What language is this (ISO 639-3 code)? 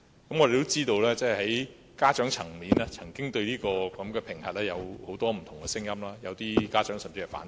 yue